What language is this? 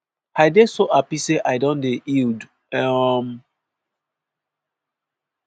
Nigerian Pidgin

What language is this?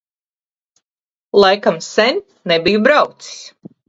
Latvian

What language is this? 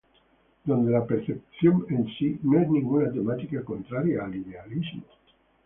Spanish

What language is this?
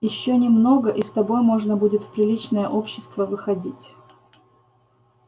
Russian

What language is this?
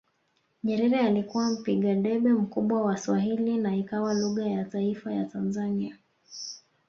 Swahili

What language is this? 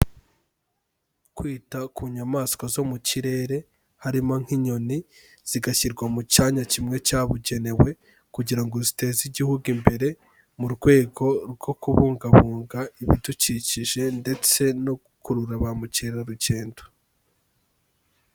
Kinyarwanda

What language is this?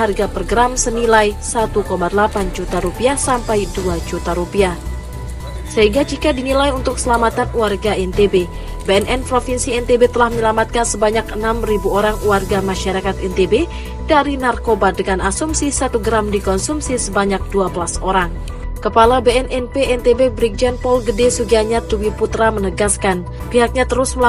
Indonesian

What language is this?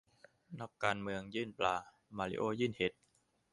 Thai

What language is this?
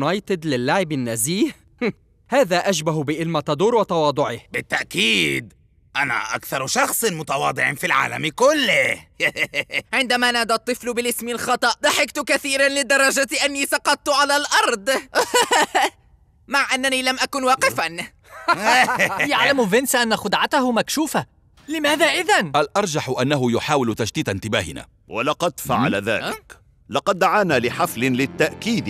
Arabic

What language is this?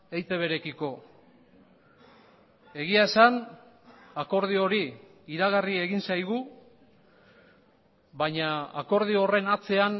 Basque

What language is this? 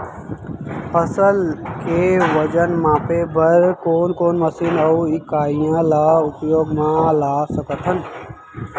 Chhattisgarhi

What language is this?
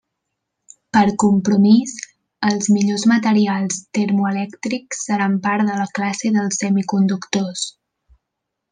Catalan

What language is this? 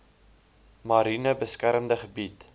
Afrikaans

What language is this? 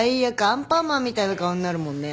Japanese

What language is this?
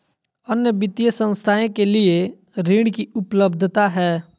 Magahi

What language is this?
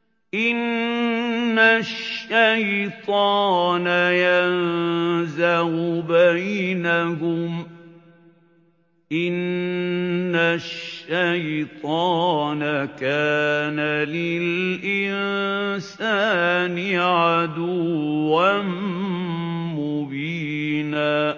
Arabic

